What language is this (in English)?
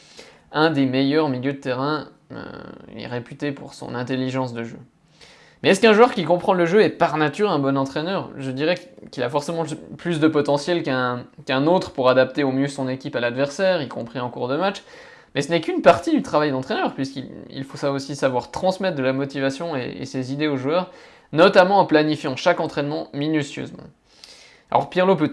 French